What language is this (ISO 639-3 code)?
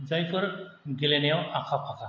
brx